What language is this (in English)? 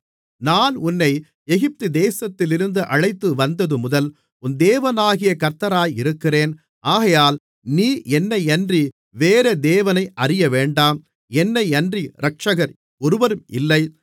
Tamil